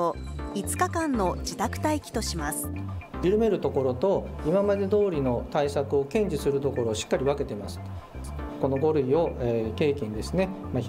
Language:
Japanese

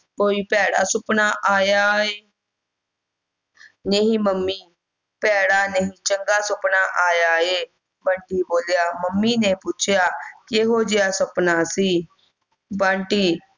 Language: Punjabi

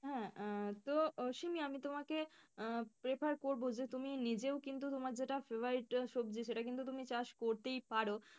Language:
Bangla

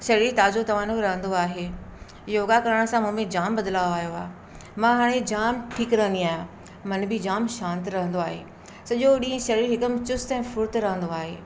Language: Sindhi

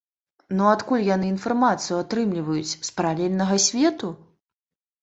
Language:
Belarusian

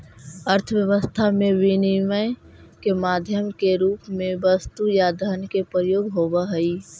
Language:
Magahi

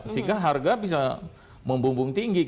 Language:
Indonesian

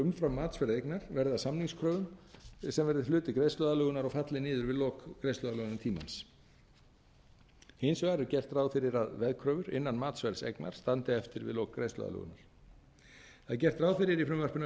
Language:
Icelandic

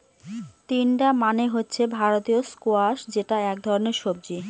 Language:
Bangla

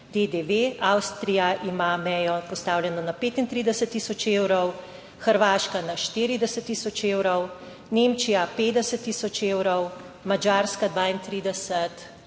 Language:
Slovenian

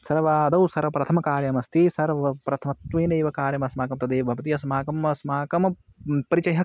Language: Sanskrit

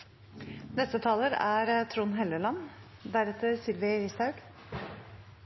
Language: Norwegian Nynorsk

